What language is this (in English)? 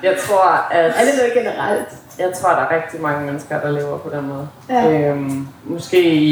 Danish